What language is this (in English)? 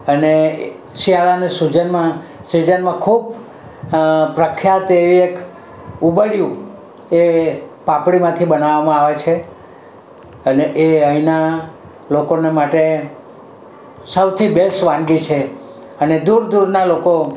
Gujarati